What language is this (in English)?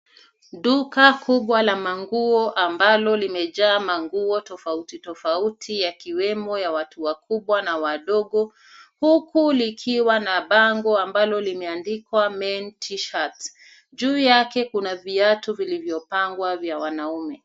Swahili